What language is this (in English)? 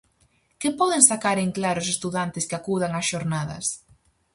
Galician